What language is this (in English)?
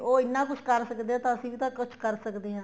Punjabi